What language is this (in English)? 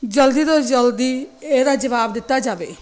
Punjabi